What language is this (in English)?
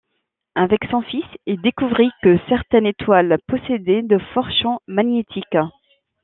French